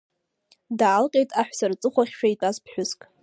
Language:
Abkhazian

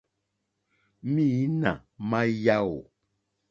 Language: Mokpwe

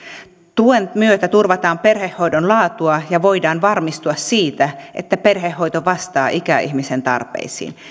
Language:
Finnish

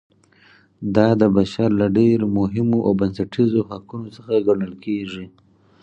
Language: Pashto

